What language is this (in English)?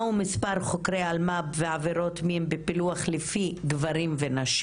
Hebrew